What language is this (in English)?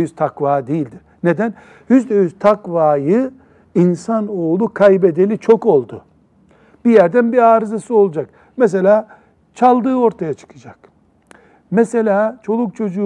Turkish